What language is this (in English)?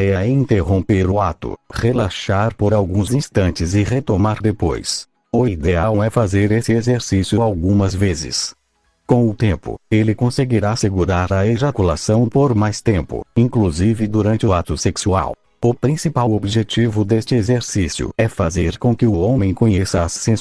Portuguese